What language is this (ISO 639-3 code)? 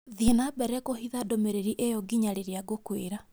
kik